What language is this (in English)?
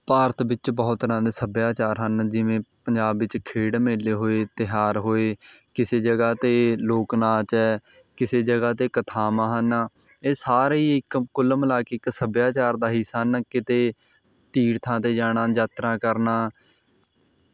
Punjabi